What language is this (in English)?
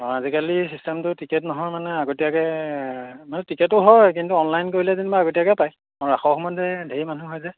Assamese